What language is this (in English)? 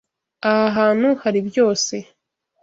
Kinyarwanda